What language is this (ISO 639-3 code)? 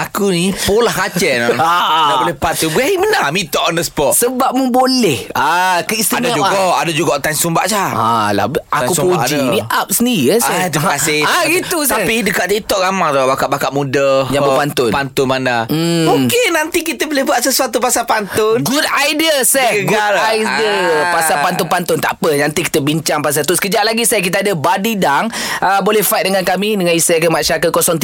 msa